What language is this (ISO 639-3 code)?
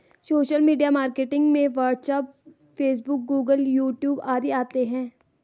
hin